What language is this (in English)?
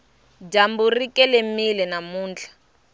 Tsonga